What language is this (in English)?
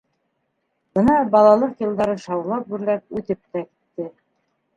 Bashkir